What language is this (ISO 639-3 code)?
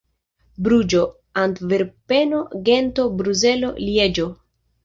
epo